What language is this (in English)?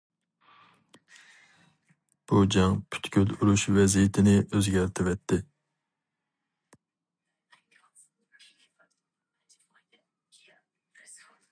Uyghur